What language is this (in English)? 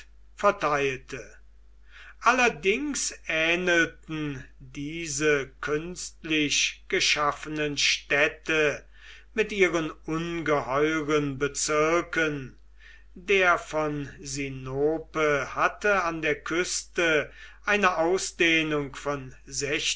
German